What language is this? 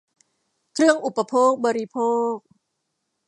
Thai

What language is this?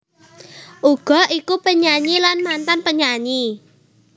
Javanese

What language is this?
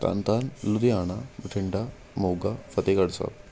Punjabi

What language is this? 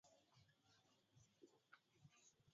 Swahili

